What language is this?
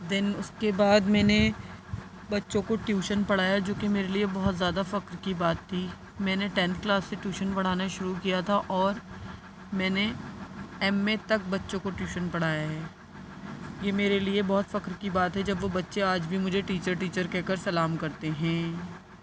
Urdu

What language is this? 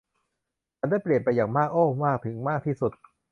Thai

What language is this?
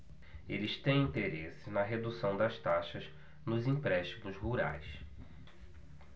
Portuguese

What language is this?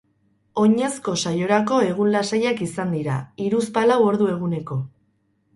Basque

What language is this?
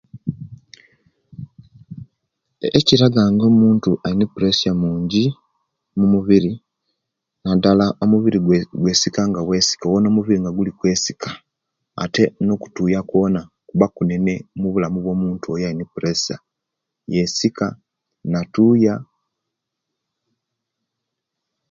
Kenyi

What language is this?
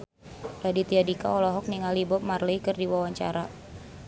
Sundanese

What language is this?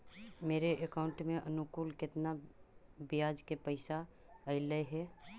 Magahi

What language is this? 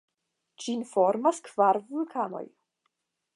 Esperanto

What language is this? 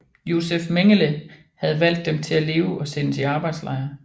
Danish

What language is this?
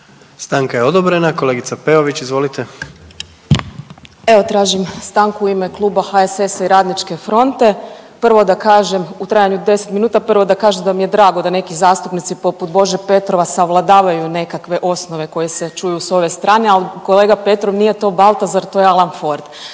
Croatian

